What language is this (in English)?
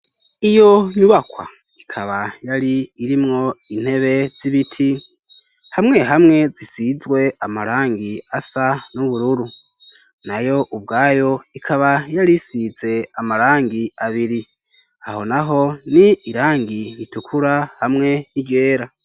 Rundi